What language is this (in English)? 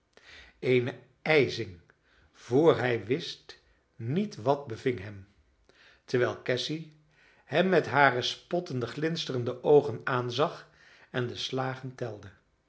Dutch